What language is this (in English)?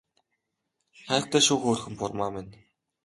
Mongolian